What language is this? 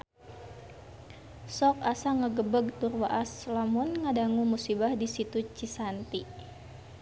Sundanese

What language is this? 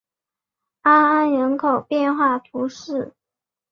Chinese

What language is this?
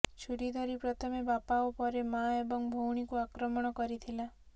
Odia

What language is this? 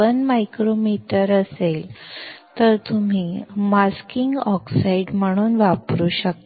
Marathi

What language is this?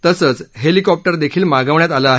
Marathi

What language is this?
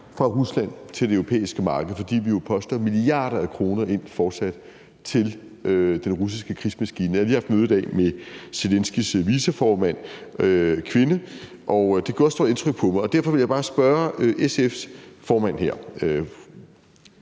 Danish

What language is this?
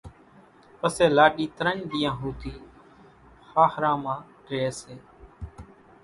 Kachi Koli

